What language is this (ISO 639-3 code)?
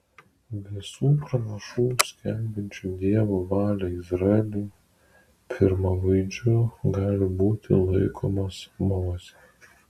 lit